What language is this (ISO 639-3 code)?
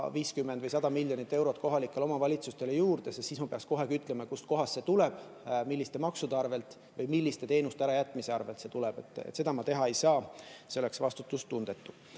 est